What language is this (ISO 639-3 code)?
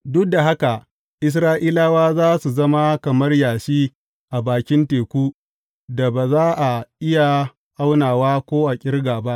hau